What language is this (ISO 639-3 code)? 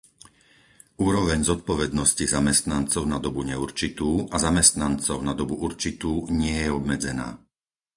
slk